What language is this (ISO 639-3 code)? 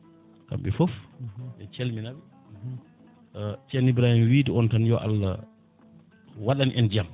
ful